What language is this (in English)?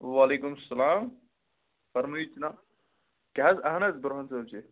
Kashmiri